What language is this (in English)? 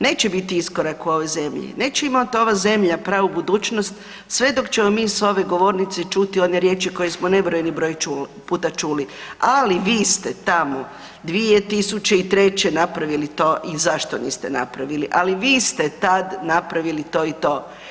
Croatian